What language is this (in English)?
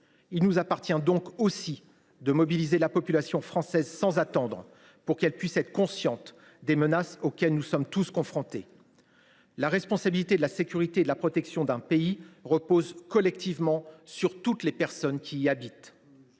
French